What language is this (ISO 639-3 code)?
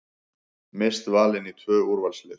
isl